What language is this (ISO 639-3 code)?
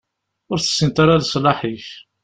kab